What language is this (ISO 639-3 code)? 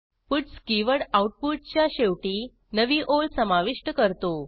mar